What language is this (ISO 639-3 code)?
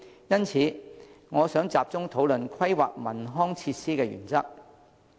yue